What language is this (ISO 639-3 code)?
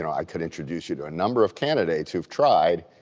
eng